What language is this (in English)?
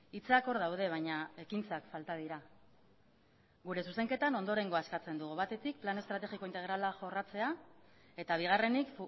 Basque